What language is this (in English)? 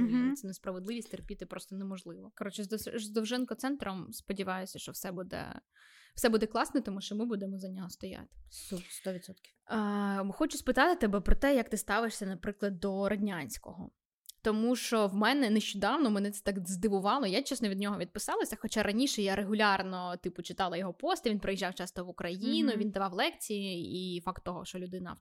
Ukrainian